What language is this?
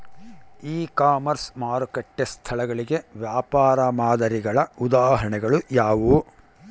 Kannada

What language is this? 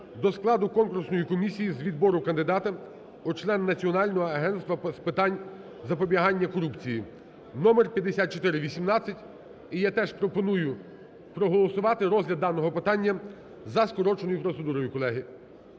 Ukrainian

